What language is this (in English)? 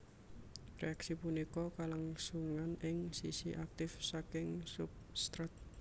Javanese